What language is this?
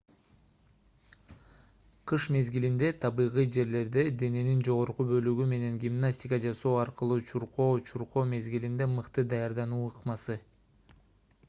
Kyrgyz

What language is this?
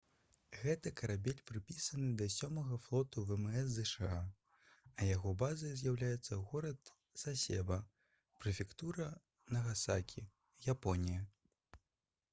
Belarusian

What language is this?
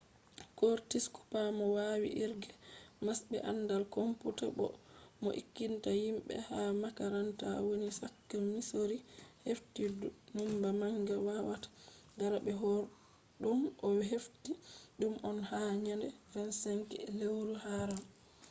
Fula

